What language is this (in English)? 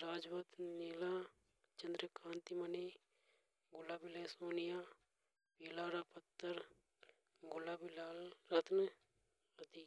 Hadothi